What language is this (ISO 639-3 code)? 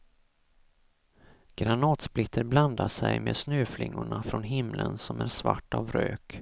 swe